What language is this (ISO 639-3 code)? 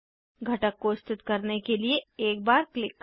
hin